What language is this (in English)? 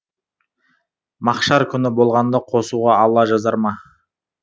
Kazakh